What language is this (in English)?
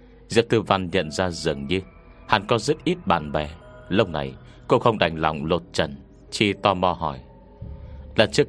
Vietnamese